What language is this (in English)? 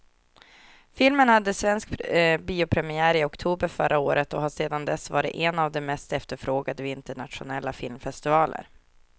Swedish